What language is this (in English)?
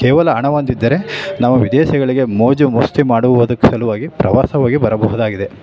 Kannada